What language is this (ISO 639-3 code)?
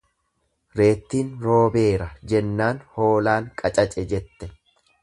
orm